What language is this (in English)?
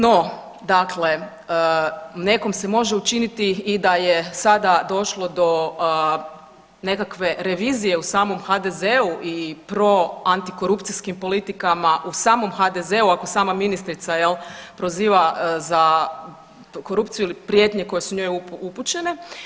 Croatian